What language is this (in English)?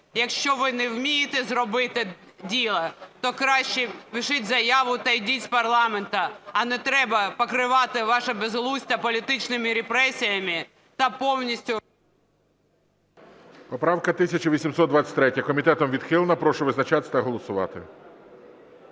Ukrainian